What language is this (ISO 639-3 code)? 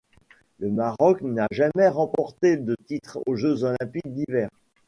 fra